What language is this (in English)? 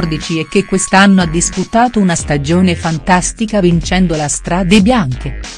Italian